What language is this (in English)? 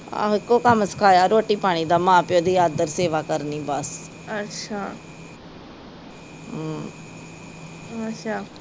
Punjabi